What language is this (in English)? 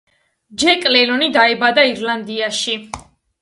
Georgian